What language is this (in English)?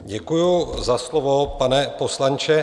Czech